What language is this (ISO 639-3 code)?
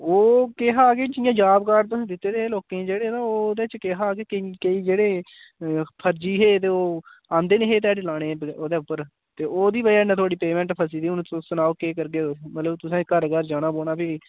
doi